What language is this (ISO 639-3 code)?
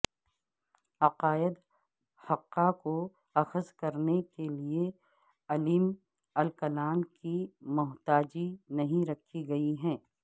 urd